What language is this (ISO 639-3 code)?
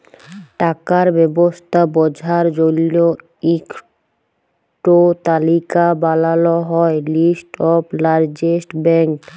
ben